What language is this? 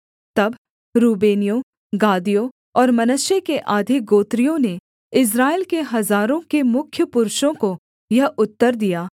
Hindi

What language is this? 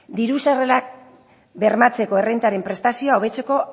Basque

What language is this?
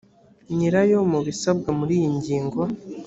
Kinyarwanda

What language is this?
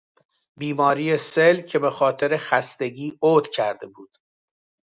Persian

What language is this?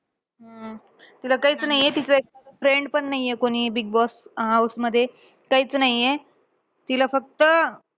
Marathi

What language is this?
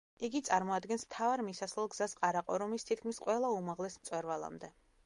Georgian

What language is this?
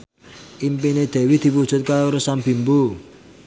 Javanese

